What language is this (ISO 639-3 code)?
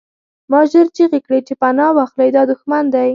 pus